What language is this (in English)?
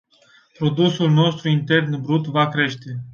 Romanian